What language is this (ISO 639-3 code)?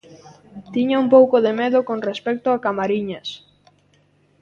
glg